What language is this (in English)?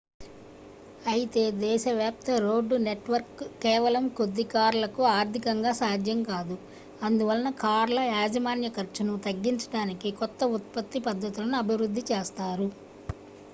Telugu